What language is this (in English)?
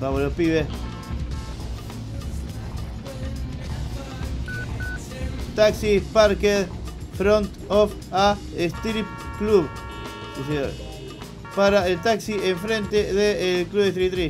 Spanish